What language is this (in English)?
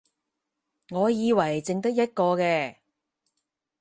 Cantonese